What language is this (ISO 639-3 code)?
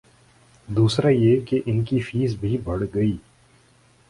urd